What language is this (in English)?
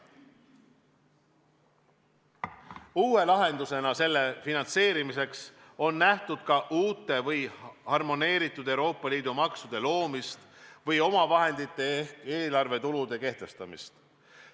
Estonian